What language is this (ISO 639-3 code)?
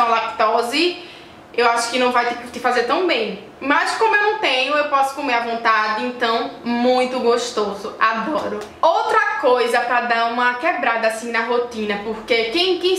por